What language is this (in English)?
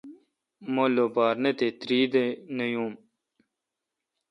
Kalkoti